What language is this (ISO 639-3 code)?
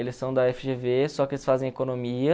por